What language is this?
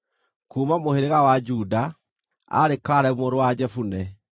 Kikuyu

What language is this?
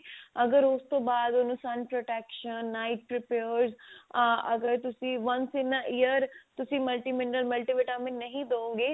Punjabi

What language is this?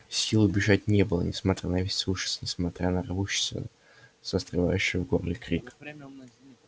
Russian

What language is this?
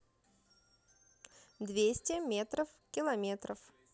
Russian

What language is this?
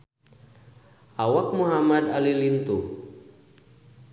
Sundanese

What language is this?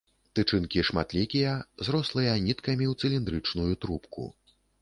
Belarusian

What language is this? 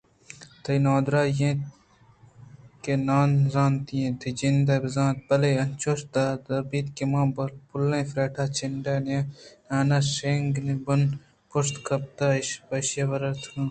Eastern Balochi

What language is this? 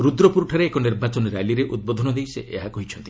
Odia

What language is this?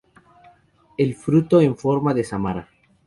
Spanish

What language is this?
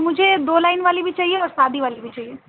Urdu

